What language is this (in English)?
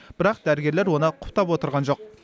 Kazakh